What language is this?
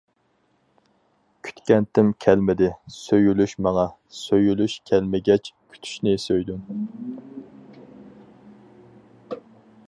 Uyghur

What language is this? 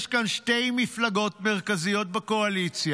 Hebrew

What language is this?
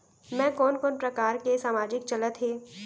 Chhattisgarhi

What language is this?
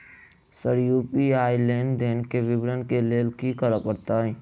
Maithili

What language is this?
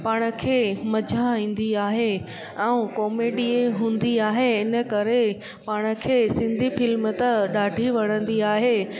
Sindhi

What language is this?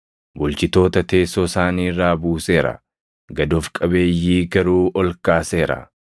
Oromo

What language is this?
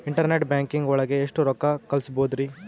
Kannada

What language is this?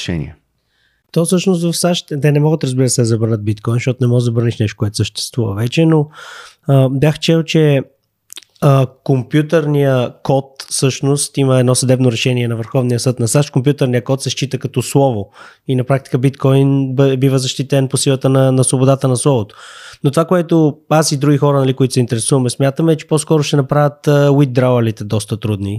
Bulgarian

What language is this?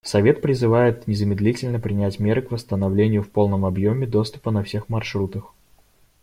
Russian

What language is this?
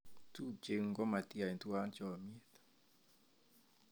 Kalenjin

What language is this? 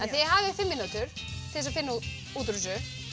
Icelandic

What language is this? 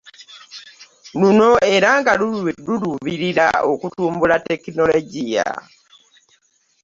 Ganda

